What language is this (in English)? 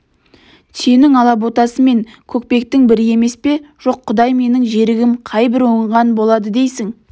Kazakh